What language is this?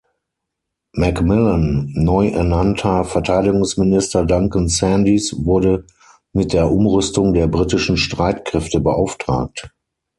German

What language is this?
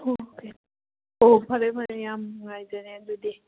Manipuri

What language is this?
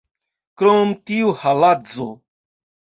Esperanto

